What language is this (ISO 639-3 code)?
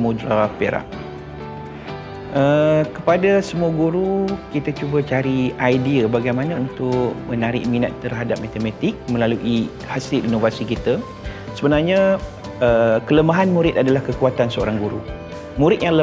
msa